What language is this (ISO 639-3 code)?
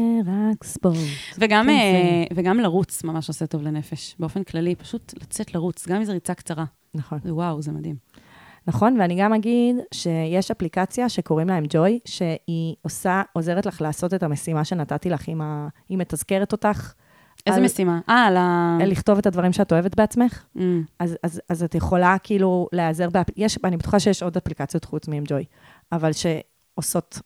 heb